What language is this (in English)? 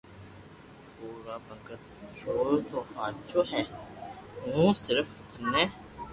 Loarki